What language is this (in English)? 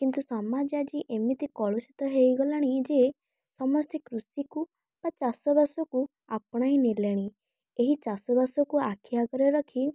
Odia